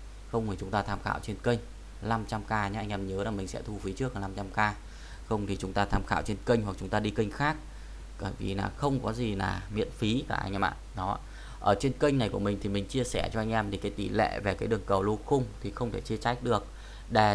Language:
Vietnamese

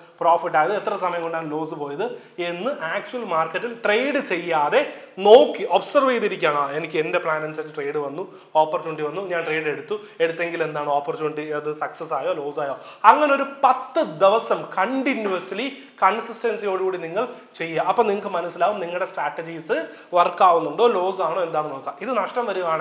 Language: Malayalam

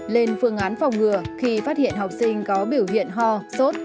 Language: Vietnamese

